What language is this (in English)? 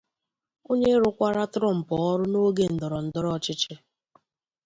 Igbo